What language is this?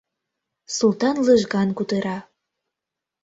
Mari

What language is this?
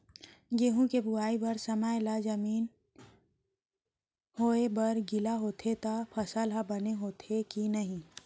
Chhattisgarhi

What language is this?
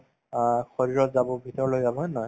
Assamese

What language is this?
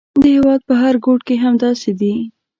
Pashto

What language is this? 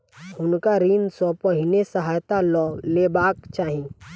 Maithili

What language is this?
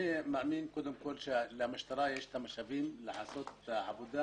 Hebrew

